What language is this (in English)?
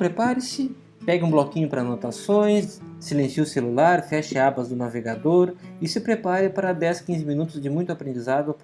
Portuguese